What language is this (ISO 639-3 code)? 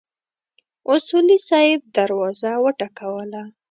pus